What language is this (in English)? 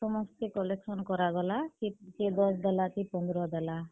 Odia